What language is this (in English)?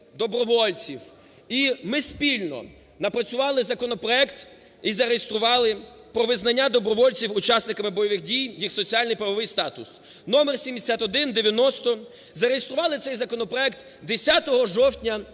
Ukrainian